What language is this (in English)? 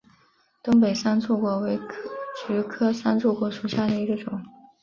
Chinese